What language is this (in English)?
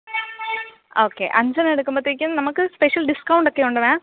Malayalam